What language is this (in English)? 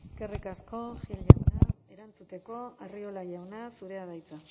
Basque